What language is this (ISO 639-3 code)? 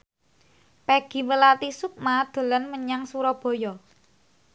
jav